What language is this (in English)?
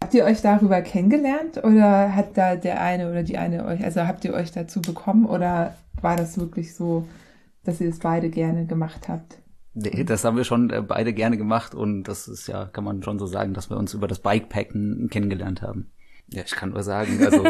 German